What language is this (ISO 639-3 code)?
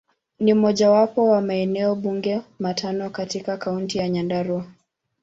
swa